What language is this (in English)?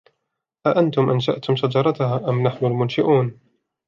Arabic